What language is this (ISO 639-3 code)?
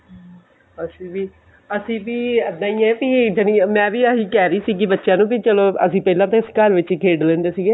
pan